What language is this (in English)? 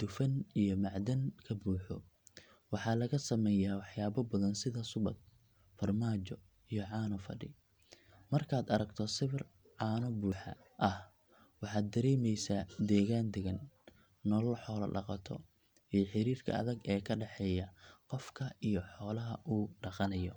Somali